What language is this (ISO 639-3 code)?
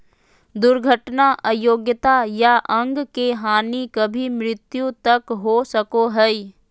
mag